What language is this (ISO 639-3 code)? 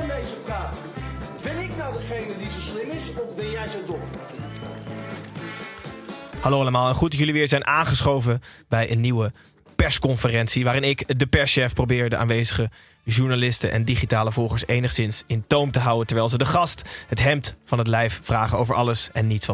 nld